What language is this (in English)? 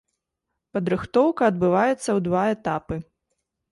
Belarusian